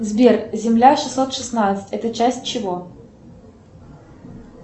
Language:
Russian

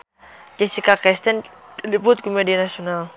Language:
Sundanese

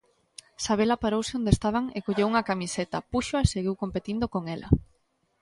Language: Galician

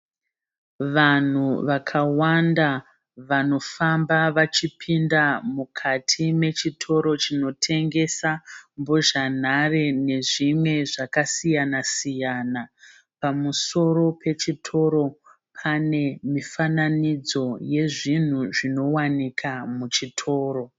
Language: Shona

